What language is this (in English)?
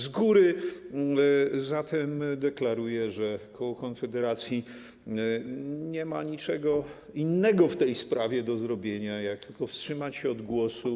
Polish